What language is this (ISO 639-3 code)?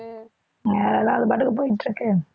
tam